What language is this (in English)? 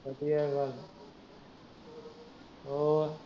Punjabi